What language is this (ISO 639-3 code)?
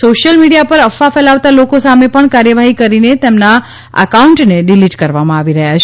guj